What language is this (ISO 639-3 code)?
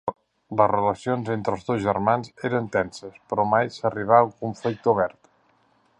cat